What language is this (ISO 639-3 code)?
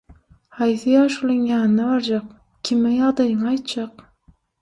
tuk